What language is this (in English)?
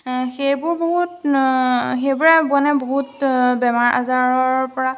Assamese